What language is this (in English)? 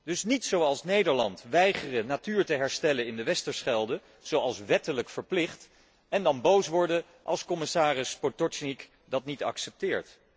Dutch